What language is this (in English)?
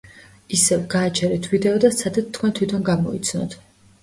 Georgian